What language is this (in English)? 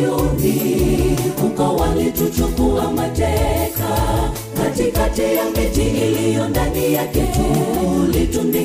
Swahili